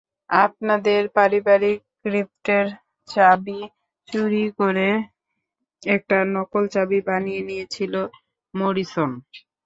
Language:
Bangla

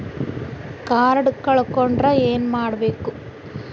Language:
Kannada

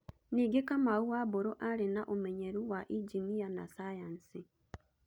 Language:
Kikuyu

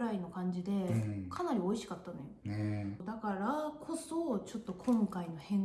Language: Japanese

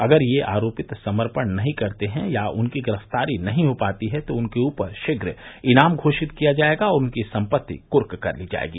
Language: Hindi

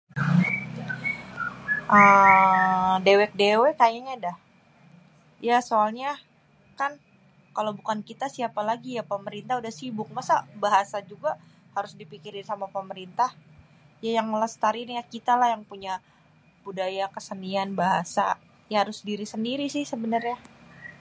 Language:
Betawi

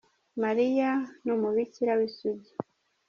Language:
Kinyarwanda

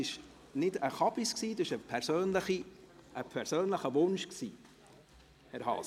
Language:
Swiss German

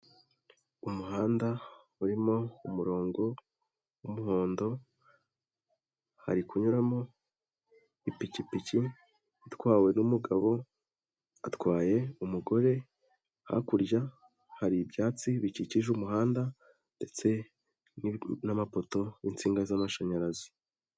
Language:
Kinyarwanda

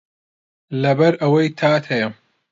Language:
Central Kurdish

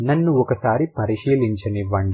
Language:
Telugu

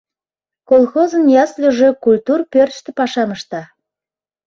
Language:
Mari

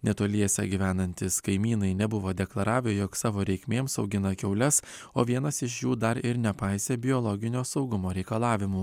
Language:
Lithuanian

